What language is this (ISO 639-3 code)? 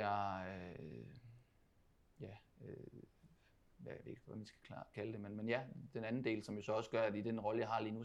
dan